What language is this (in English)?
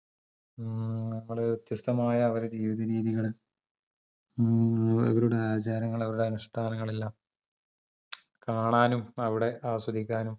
Malayalam